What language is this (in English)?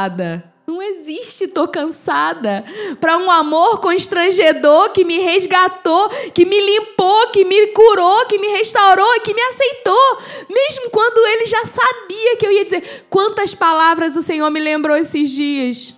Portuguese